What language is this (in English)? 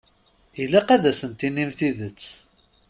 Kabyle